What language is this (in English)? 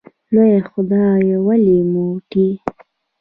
Pashto